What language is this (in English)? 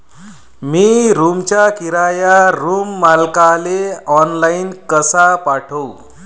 Marathi